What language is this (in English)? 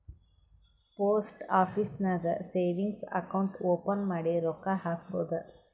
Kannada